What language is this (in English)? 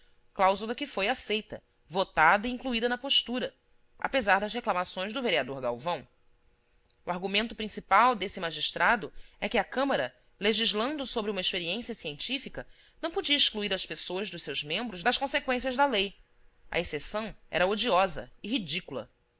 Portuguese